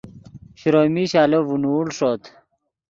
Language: Yidgha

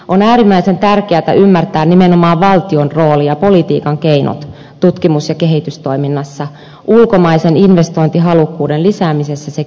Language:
Finnish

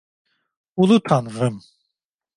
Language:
Turkish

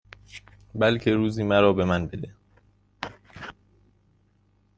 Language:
Persian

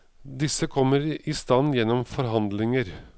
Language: Norwegian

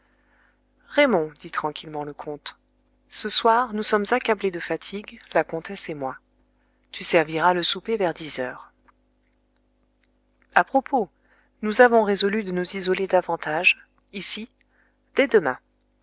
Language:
French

